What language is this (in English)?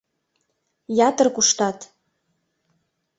Mari